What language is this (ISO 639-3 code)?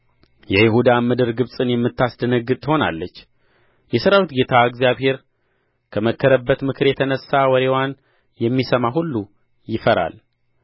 amh